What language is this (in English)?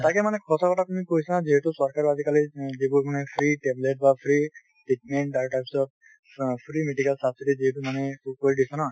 Assamese